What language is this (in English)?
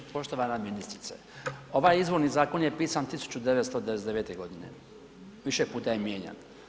Croatian